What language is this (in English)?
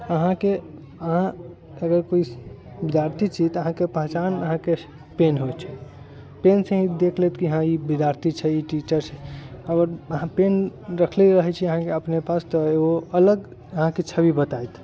Maithili